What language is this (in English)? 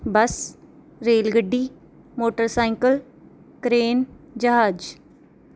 Punjabi